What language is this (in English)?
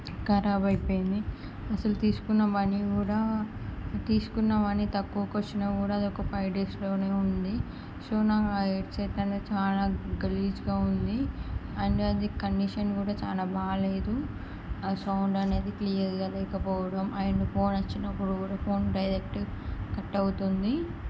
Telugu